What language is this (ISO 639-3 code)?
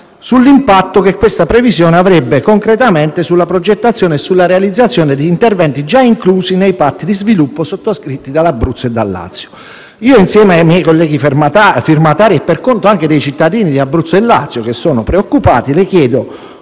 ita